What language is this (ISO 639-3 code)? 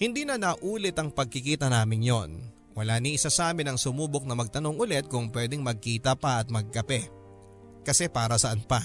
fil